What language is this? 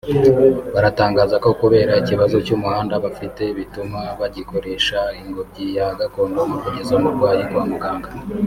Kinyarwanda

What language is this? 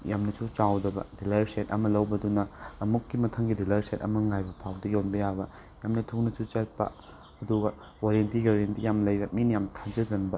Manipuri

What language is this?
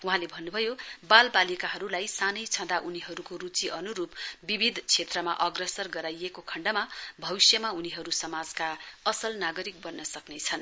Nepali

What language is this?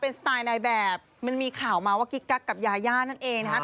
Thai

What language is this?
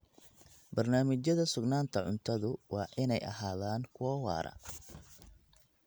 Somali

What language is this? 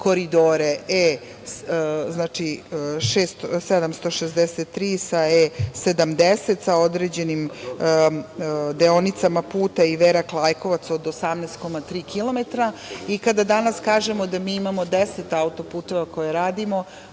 Serbian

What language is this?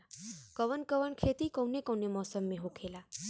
Bhojpuri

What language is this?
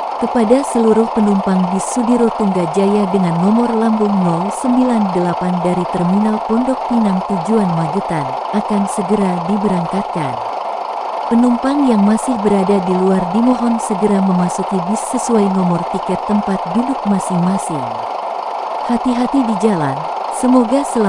Indonesian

